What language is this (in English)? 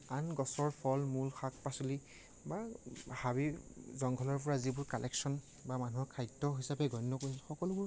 Assamese